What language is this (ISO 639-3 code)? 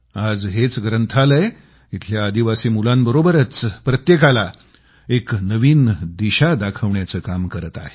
mar